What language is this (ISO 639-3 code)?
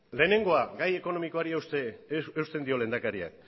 eus